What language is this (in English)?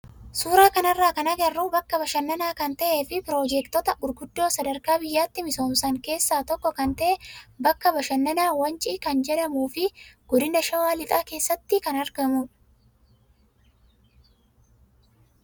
Oromo